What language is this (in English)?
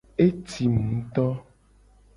Gen